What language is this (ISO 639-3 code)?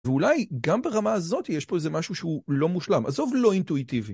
heb